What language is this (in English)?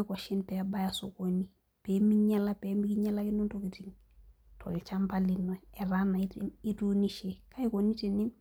Masai